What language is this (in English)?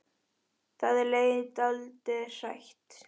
Icelandic